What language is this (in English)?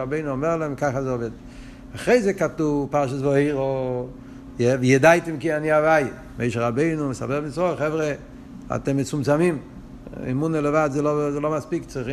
Hebrew